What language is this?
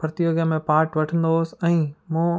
Sindhi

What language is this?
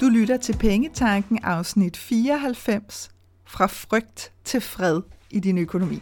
Danish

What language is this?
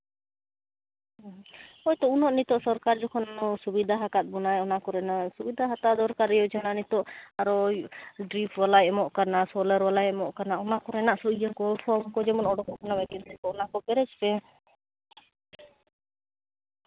Santali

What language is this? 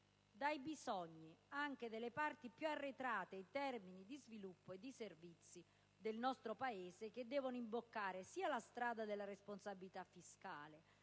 Italian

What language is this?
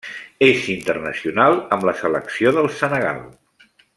Catalan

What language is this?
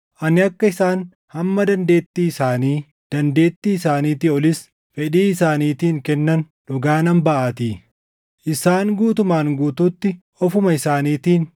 Oromo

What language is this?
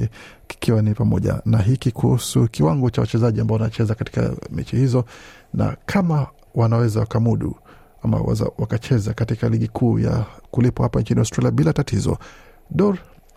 Swahili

